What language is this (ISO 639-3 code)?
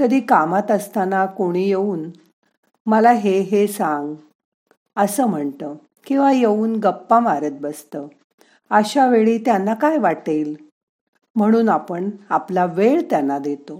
mar